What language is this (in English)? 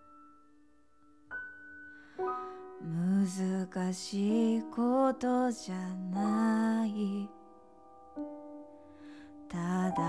Japanese